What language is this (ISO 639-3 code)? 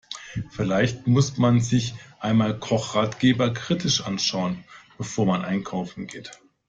deu